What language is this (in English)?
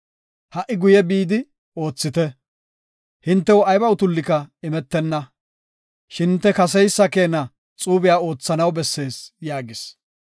Gofa